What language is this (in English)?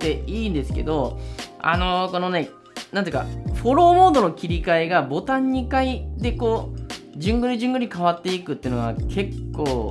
Japanese